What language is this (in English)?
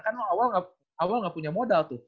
Indonesian